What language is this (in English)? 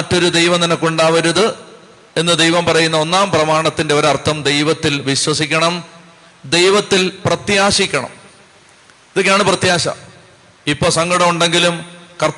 Malayalam